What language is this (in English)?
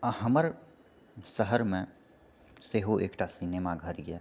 Maithili